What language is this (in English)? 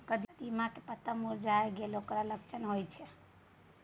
Maithili